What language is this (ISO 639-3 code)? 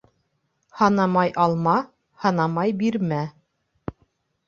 bak